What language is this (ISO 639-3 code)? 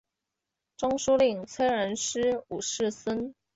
zho